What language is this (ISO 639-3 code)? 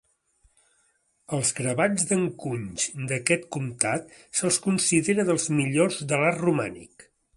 cat